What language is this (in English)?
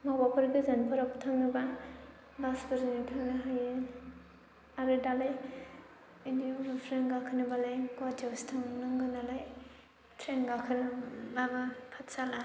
Bodo